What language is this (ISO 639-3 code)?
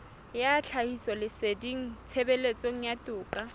sot